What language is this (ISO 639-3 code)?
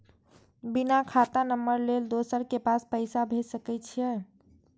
mai